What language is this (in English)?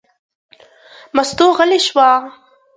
Pashto